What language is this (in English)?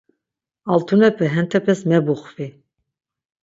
Laz